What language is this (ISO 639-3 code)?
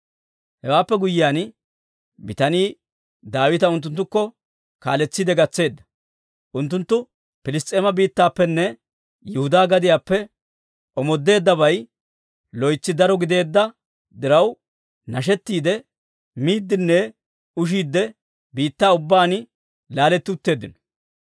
dwr